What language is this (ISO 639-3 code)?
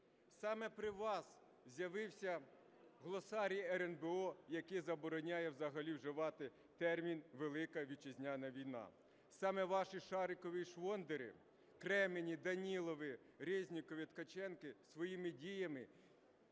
ukr